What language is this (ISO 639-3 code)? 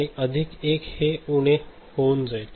mar